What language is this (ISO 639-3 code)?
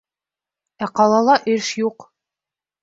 bak